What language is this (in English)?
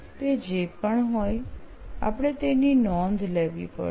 Gujarati